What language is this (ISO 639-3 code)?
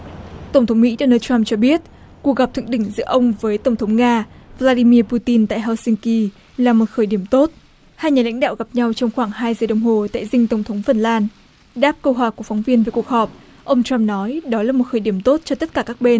vie